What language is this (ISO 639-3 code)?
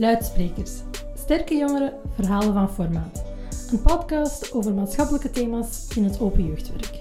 nld